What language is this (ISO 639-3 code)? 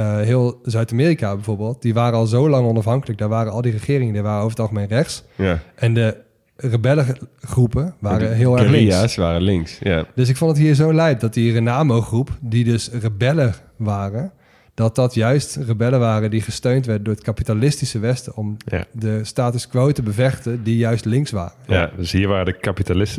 nld